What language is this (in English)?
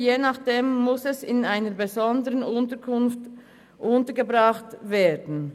Swiss German